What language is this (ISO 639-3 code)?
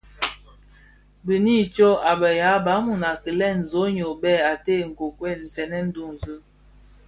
ksf